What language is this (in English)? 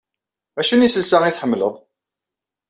Kabyle